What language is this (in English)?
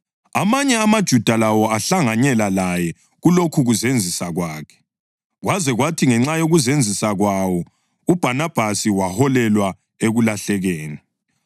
North Ndebele